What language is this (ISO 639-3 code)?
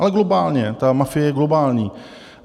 ces